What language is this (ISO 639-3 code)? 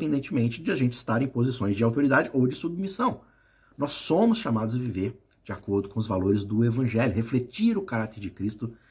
por